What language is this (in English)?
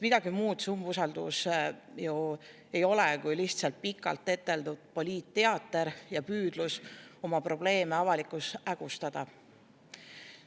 Estonian